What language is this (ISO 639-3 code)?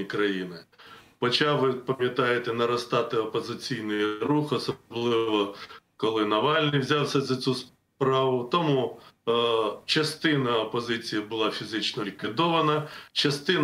ukr